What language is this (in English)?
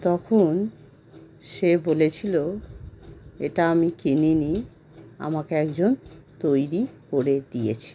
Bangla